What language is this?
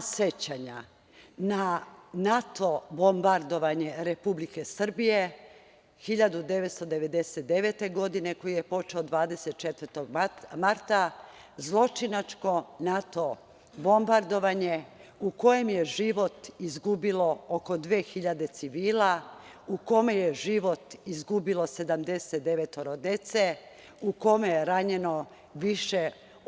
Serbian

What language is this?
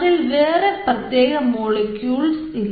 Malayalam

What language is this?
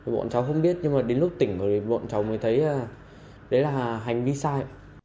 Vietnamese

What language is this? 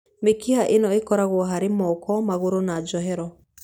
Kikuyu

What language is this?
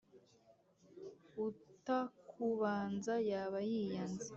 Kinyarwanda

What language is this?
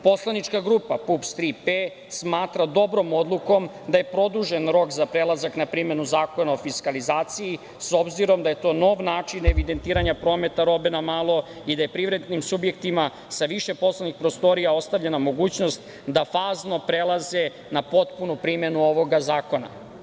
Serbian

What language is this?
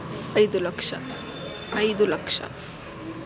Kannada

